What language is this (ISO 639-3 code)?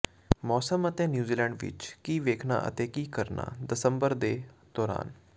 pan